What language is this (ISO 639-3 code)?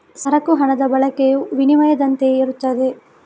kan